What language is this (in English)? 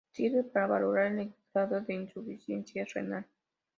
Spanish